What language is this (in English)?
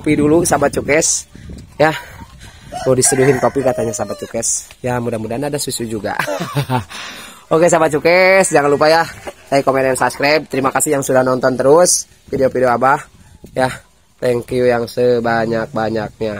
Indonesian